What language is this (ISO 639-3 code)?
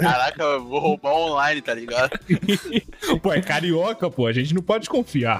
por